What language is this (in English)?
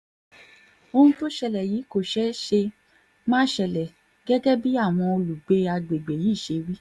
Yoruba